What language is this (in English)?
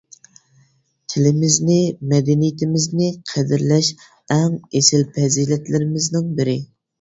Uyghur